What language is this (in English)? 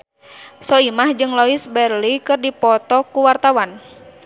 Sundanese